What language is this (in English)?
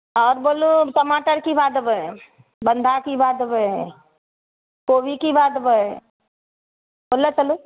Maithili